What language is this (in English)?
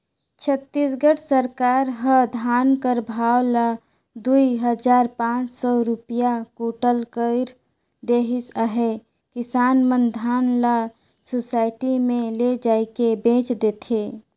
Chhattisgarhi